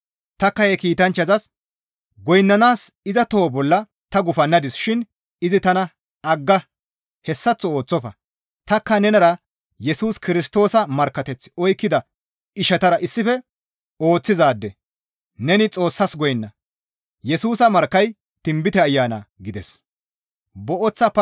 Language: Gamo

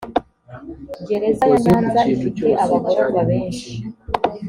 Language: Kinyarwanda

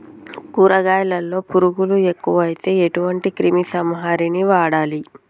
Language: Telugu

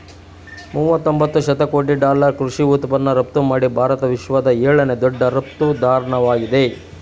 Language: Kannada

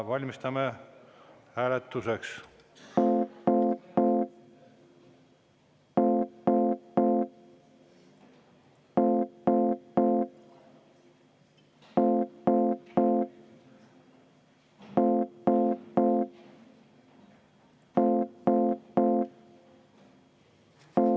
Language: Estonian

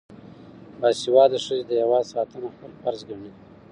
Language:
Pashto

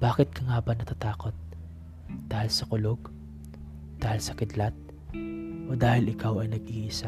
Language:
Filipino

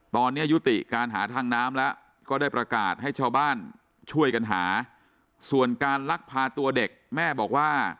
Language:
Thai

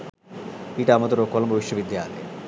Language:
Sinhala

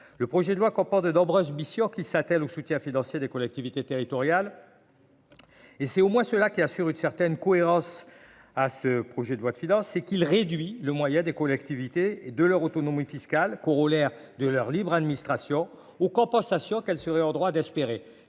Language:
French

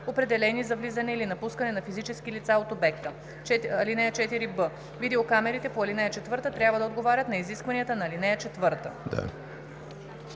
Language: Bulgarian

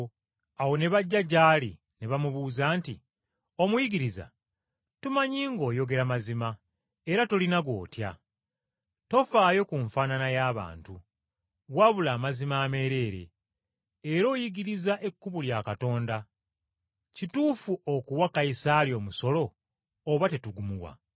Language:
Ganda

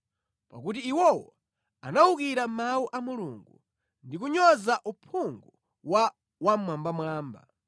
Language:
Nyanja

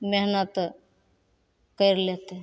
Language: Maithili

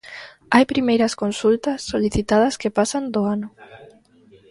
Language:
Galician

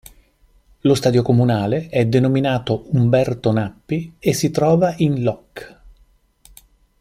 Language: Italian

